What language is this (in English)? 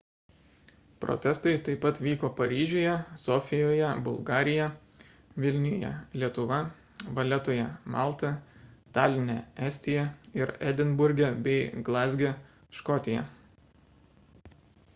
Lithuanian